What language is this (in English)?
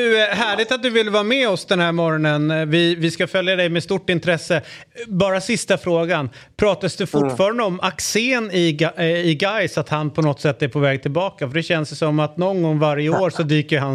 Swedish